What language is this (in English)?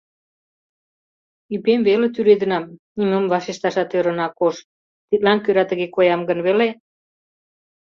Mari